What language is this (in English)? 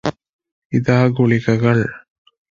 Malayalam